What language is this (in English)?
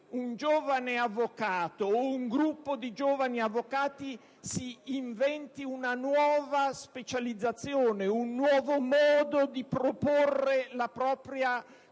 Italian